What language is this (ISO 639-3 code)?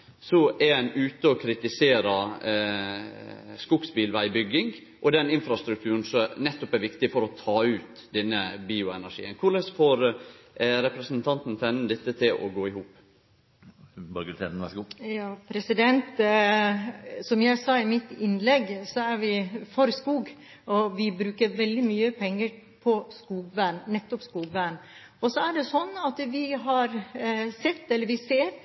nor